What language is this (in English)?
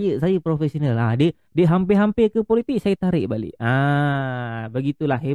Malay